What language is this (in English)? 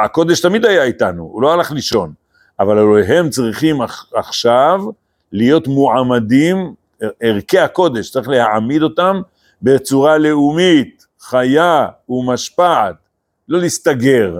Hebrew